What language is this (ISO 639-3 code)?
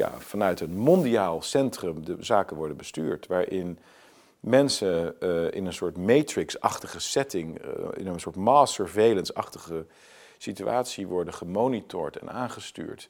nld